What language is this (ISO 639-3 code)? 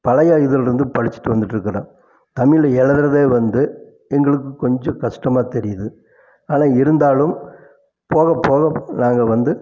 tam